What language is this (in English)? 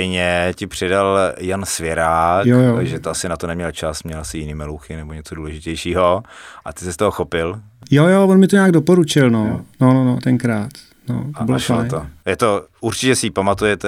Czech